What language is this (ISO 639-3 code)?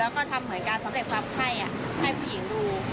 tha